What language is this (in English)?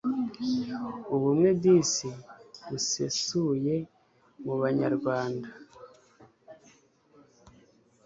Kinyarwanda